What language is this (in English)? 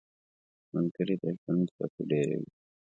Pashto